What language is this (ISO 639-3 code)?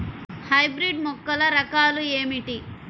tel